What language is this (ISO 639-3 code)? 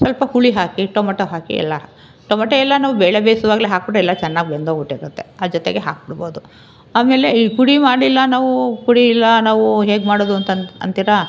kan